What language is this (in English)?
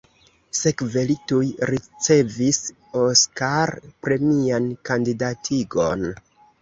Esperanto